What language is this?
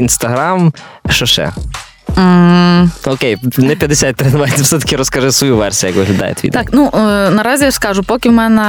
Ukrainian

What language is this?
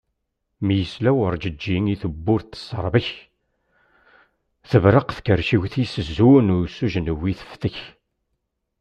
Kabyle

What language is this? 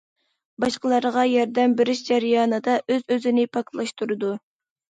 Uyghur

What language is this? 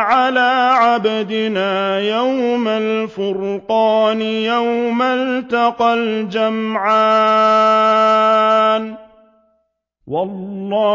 Arabic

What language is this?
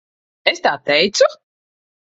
Latvian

